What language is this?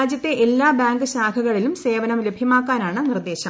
Malayalam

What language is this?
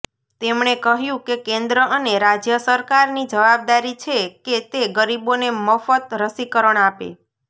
Gujarati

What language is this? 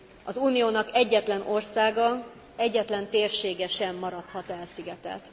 Hungarian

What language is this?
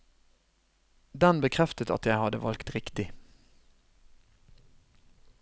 Norwegian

